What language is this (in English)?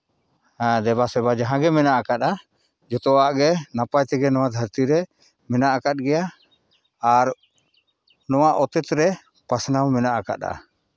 Santali